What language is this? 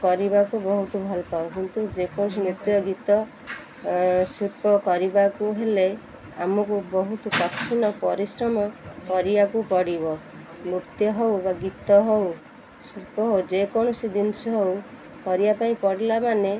Odia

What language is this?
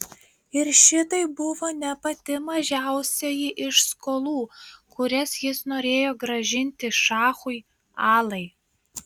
Lithuanian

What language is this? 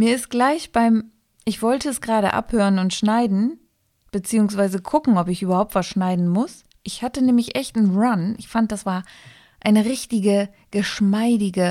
German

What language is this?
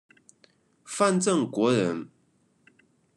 Chinese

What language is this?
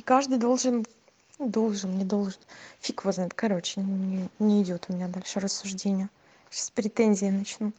Russian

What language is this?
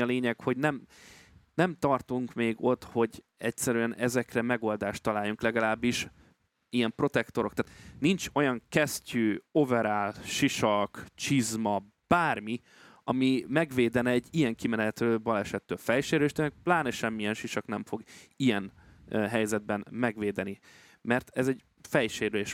Hungarian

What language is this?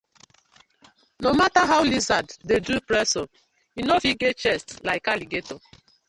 Nigerian Pidgin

